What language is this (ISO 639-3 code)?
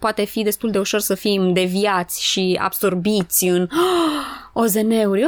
ron